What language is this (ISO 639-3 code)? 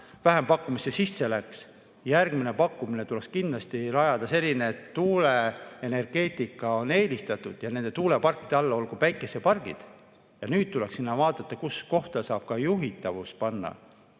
est